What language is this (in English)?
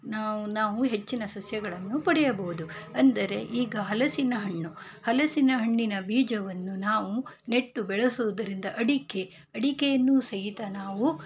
Kannada